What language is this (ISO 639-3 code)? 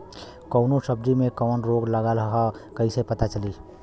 bho